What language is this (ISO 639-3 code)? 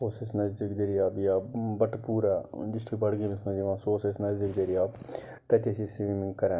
kas